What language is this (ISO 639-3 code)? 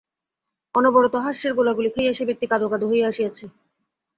ben